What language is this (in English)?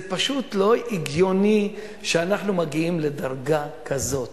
Hebrew